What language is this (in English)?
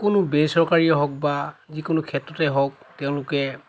Assamese